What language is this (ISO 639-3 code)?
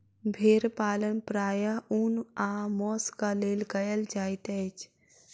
mai